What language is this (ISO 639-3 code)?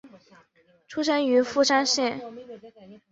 zho